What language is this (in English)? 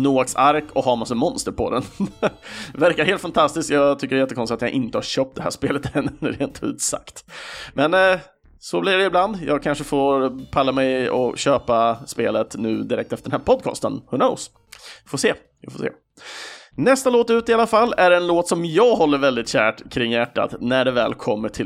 Swedish